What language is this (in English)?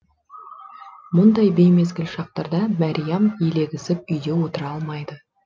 Kazakh